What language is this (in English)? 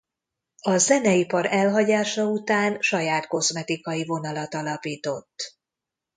Hungarian